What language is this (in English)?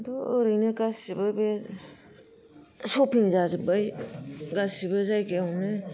Bodo